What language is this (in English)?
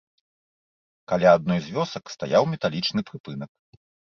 Belarusian